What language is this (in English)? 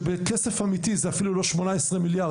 Hebrew